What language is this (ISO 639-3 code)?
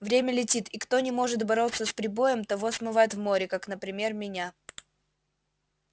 rus